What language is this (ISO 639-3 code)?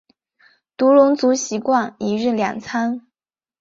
zho